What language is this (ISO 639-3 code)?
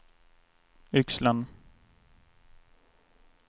swe